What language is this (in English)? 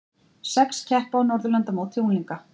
Icelandic